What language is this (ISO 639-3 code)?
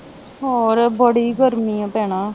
pan